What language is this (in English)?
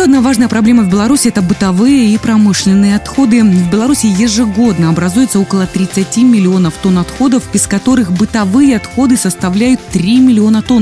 Russian